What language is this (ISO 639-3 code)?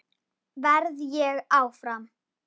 isl